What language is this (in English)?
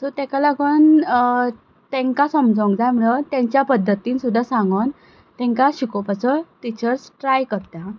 Konkani